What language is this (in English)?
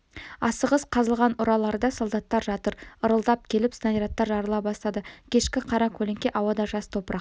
Kazakh